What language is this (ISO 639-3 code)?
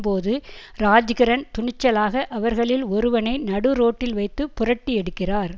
tam